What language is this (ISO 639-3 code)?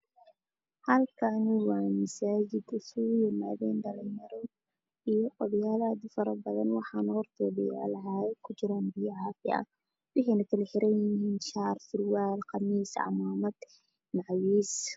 som